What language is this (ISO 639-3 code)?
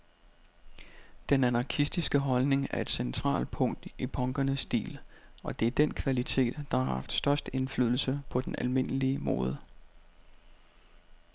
dan